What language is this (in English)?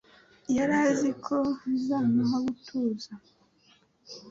Kinyarwanda